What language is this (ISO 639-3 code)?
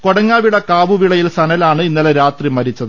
mal